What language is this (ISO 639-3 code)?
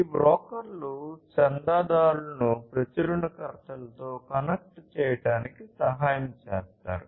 tel